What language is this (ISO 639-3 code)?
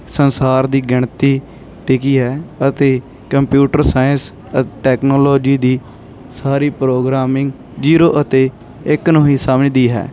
pan